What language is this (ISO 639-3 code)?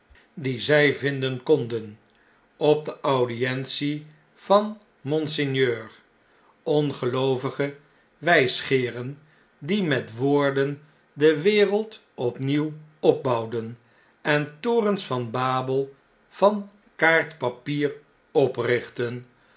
nld